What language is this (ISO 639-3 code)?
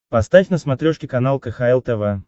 rus